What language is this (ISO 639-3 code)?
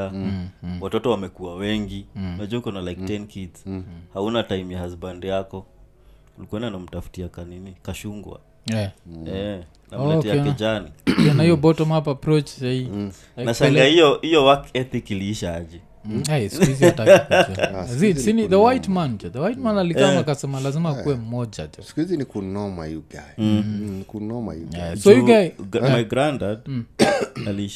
swa